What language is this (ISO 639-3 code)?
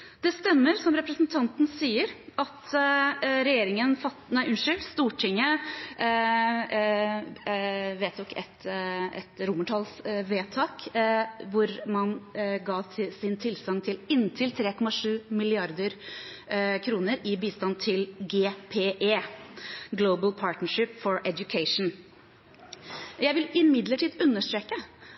nob